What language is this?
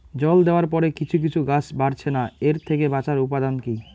Bangla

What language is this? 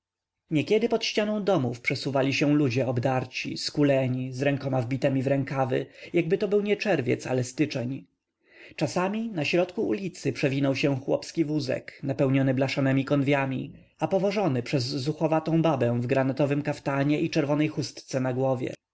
Polish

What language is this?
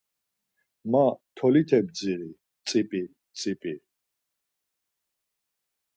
Laz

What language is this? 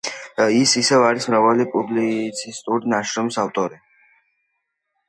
Georgian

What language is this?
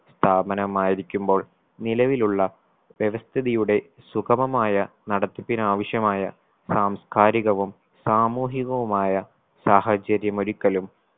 Malayalam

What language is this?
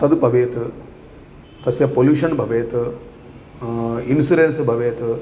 Sanskrit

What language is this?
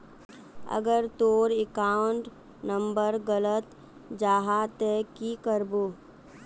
Magahi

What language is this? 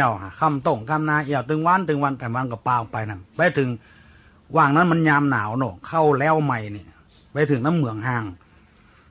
Thai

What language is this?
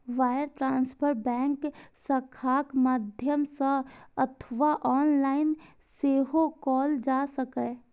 Maithili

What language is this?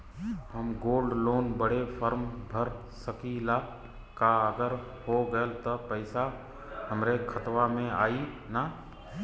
Bhojpuri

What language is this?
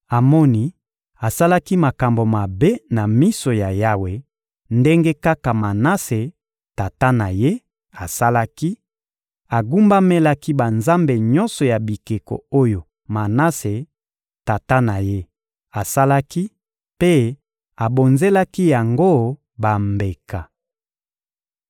Lingala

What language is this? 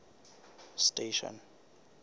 Southern Sotho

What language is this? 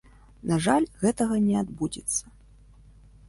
Belarusian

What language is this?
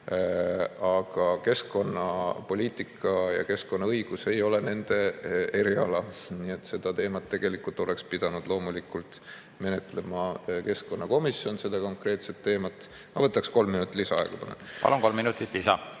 Estonian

